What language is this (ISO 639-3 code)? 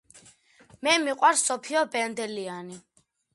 kat